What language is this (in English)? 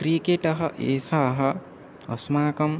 Sanskrit